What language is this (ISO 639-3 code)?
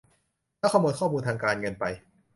tha